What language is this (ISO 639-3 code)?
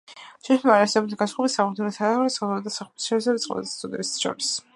kat